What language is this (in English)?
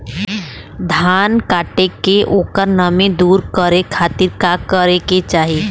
Bhojpuri